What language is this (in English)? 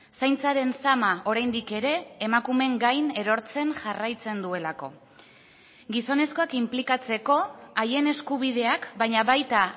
Basque